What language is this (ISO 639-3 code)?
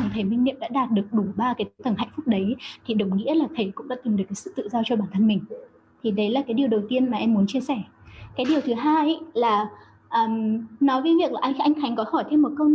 vie